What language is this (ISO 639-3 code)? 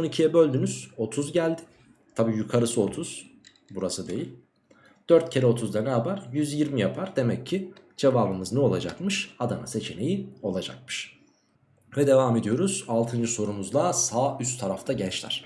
tur